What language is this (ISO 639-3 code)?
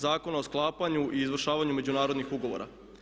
hrv